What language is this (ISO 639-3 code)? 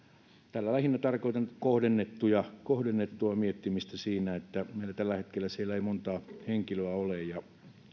fin